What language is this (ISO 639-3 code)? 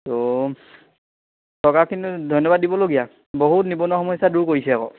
asm